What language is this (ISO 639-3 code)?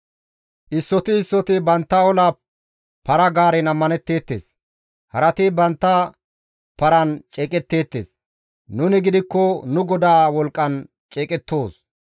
gmv